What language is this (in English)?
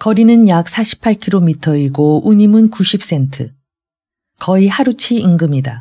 Korean